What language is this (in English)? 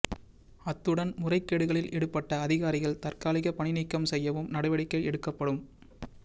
Tamil